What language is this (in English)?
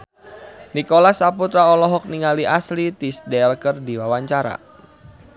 Sundanese